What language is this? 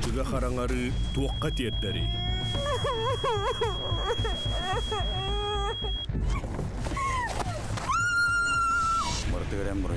Arabic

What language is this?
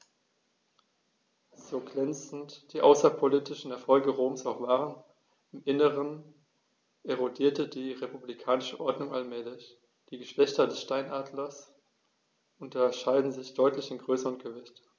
German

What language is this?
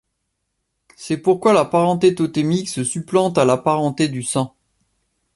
French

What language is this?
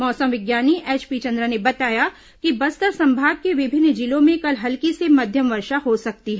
Hindi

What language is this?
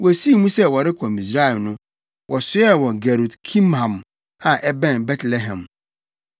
Akan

